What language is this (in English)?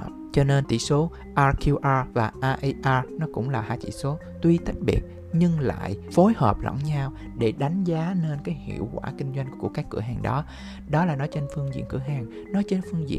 Vietnamese